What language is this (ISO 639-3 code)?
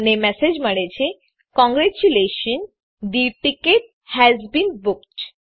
guj